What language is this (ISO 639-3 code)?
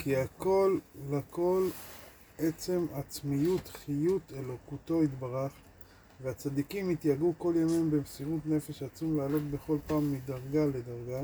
heb